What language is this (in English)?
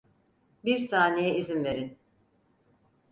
Turkish